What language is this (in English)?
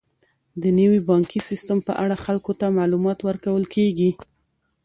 Pashto